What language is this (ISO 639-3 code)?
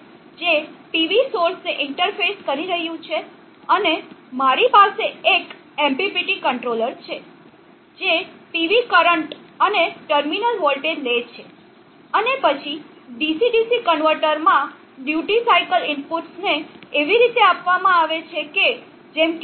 guj